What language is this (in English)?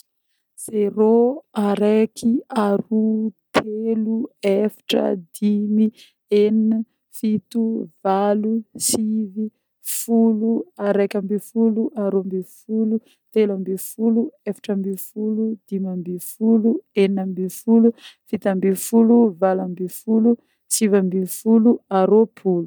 Northern Betsimisaraka Malagasy